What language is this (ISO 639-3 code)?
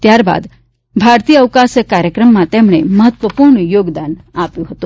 guj